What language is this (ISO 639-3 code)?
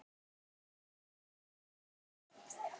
isl